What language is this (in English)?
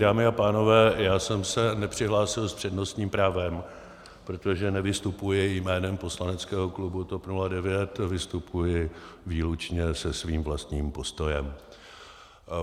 Czech